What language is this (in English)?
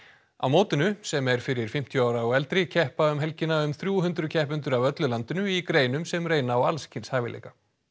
Icelandic